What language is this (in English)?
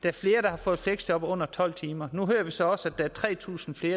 Danish